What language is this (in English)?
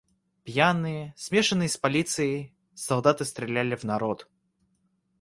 Russian